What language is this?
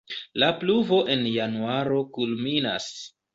Esperanto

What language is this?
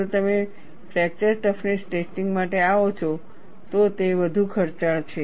Gujarati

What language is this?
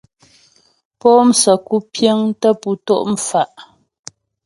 Ghomala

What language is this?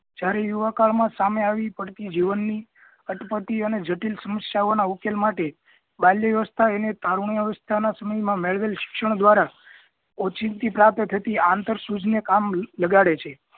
Gujarati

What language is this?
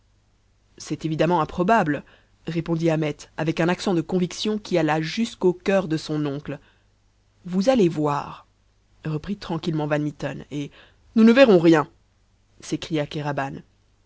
French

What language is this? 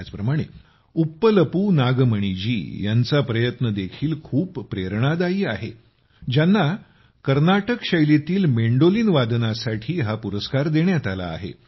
Marathi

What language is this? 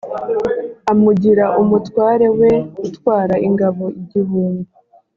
Kinyarwanda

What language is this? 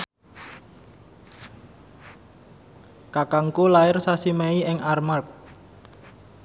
Javanese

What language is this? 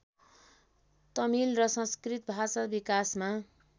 Nepali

